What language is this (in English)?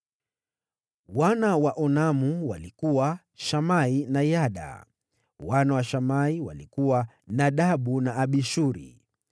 Swahili